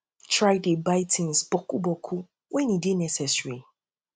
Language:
Nigerian Pidgin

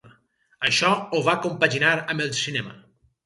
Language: Catalan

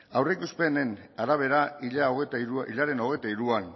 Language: Basque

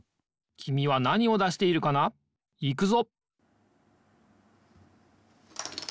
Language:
Japanese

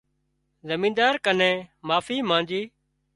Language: Wadiyara Koli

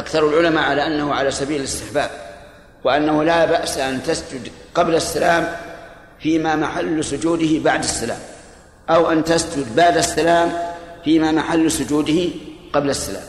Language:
Arabic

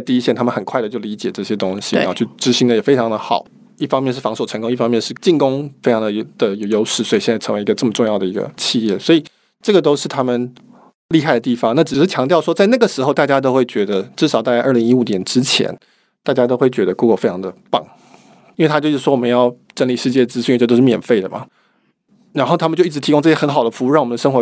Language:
Chinese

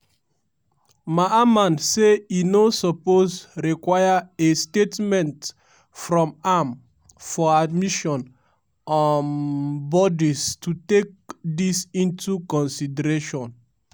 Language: Nigerian Pidgin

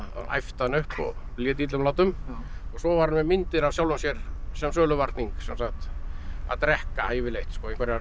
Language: Icelandic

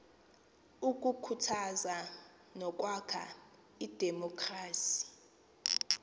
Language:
Xhosa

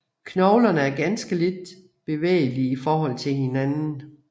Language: Danish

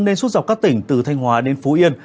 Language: Vietnamese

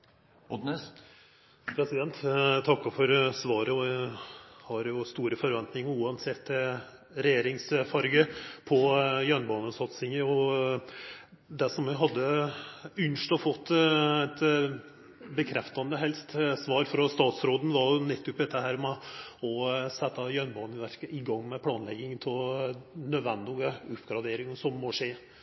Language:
Norwegian Nynorsk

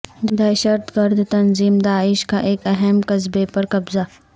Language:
Urdu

